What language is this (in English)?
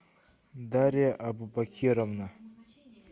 Russian